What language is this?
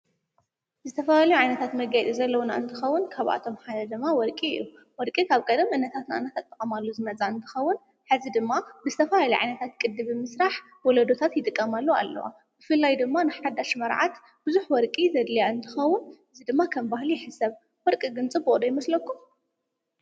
Tigrinya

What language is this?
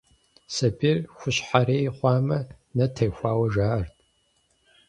Kabardian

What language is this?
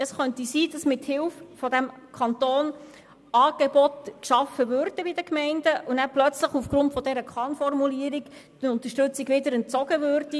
Swiss German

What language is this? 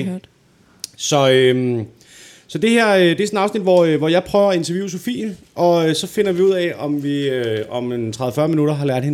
Danish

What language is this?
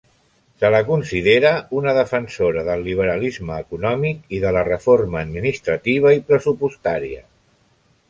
Catalan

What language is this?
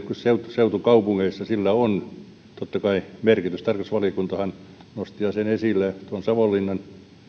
Finnish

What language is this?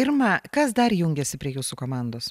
Lithuanian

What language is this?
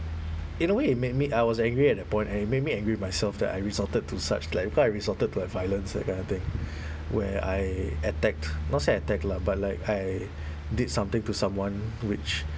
English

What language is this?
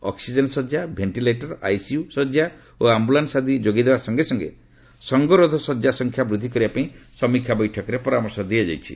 Odia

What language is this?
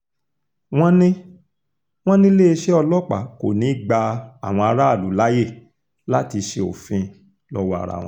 Yoruba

